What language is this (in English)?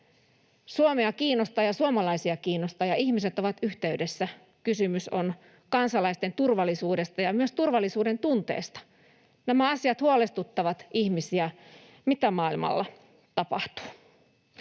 Finnish